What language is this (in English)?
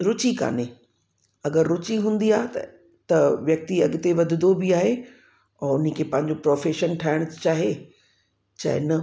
Sindhi